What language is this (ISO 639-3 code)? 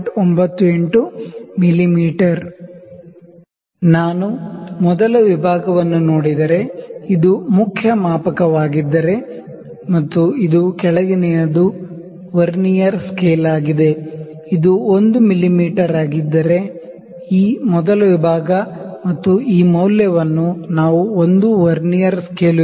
kan